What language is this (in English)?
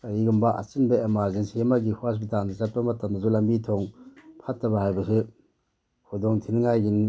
Manipuri